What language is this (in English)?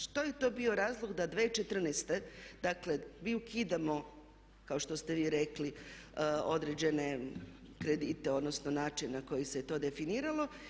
Croatian